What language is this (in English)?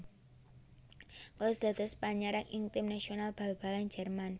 Javanese